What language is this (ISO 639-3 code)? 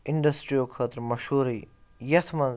kas